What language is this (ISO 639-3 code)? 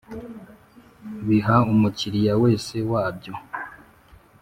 kin